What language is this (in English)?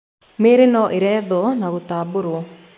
Kikuyu